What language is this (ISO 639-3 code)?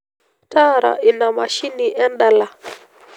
mas